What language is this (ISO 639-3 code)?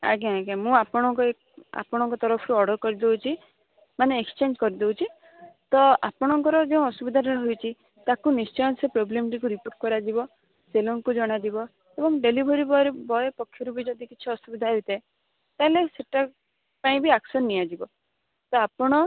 ori